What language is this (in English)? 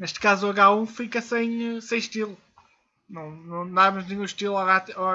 Portuguese